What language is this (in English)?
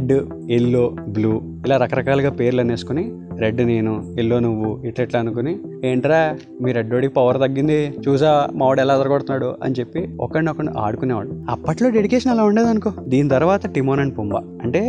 Telugu